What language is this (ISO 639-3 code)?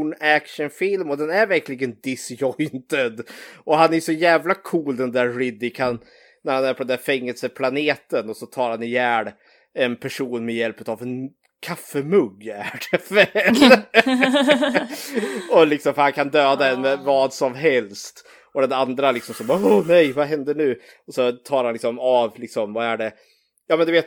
swe